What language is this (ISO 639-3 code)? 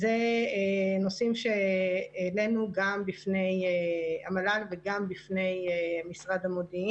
heb